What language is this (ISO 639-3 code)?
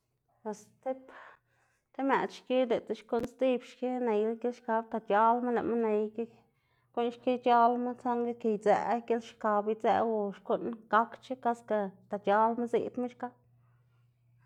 ztg